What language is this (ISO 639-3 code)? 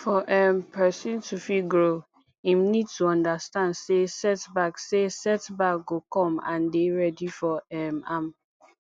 pcm